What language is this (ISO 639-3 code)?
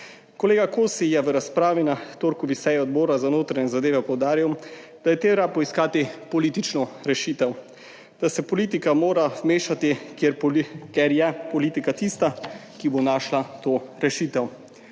slv